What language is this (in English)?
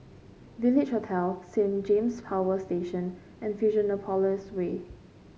English